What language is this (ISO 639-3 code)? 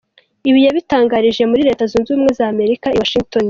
kin